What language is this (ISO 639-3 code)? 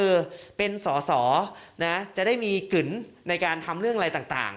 tha